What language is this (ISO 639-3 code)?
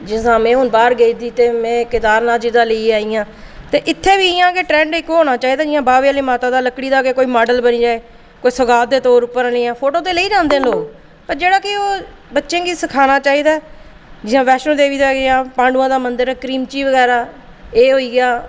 doi